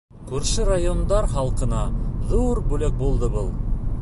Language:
Bashkir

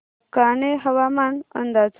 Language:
Marathi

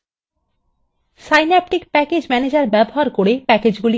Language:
Bangla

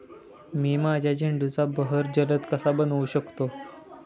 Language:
Marathi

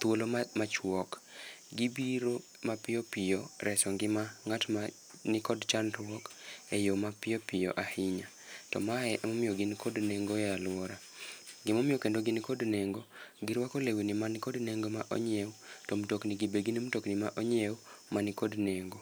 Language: Luo (Kenya and Tanzania)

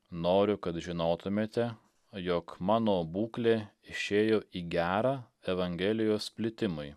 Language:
Lithuanian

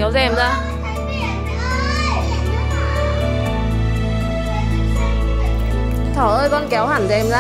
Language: Vietnamese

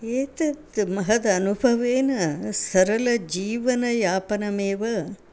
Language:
Sanskrit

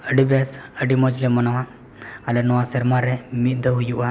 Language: Santali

